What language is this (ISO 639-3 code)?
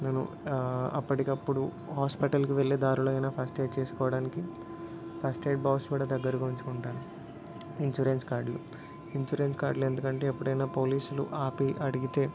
tel